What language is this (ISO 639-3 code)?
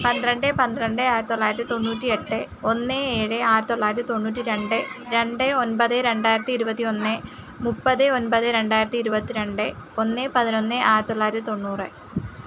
mal